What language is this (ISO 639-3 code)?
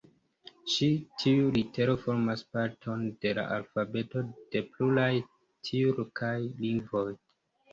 epo